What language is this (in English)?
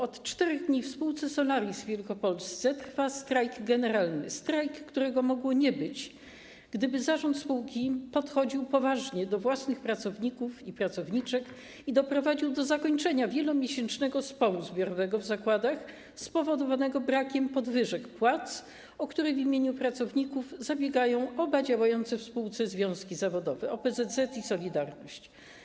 Polish